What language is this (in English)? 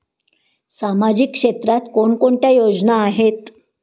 Marathi